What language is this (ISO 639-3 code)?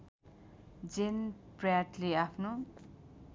nep